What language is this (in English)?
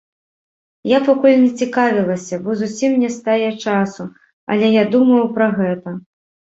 Belarusian